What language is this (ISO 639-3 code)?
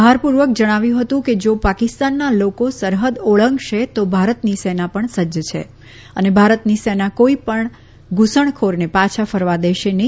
guj